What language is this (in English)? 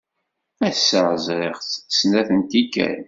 Kabyle